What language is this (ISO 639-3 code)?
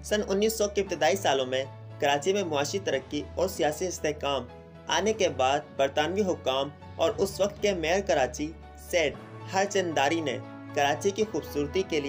hin